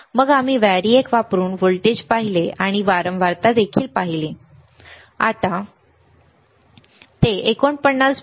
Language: Marathi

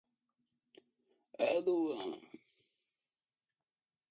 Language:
Portuguese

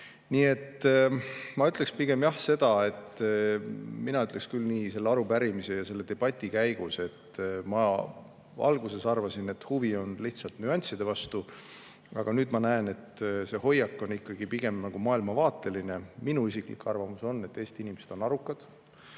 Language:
Estonian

